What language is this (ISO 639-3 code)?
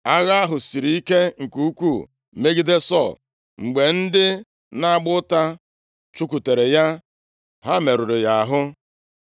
ibo